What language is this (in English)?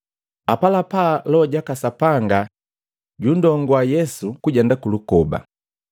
Matengo